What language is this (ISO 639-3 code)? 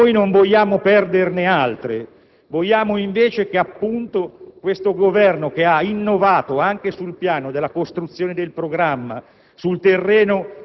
ita